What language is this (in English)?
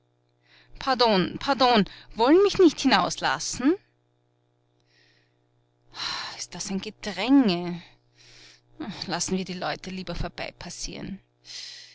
German